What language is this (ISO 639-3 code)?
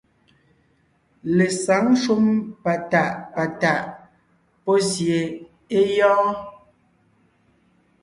nnh